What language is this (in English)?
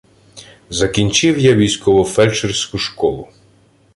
Ukrainian